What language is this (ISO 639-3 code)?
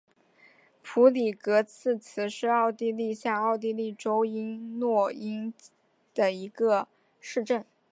zho